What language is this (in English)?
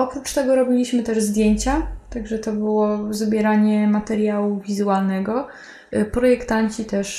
Polish